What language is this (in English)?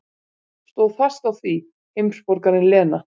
Icelandic